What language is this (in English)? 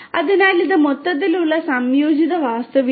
Malayalam